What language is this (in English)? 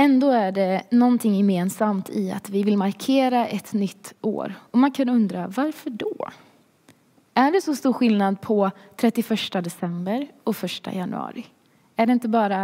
Swedish